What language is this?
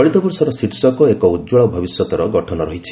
Odia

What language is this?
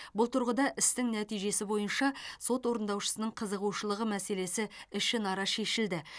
Kazakh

